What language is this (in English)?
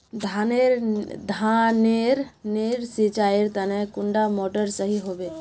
Magahi